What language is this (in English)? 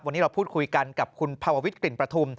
Thai